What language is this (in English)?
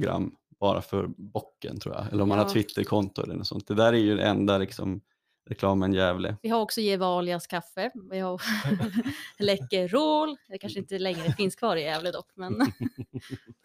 Swedish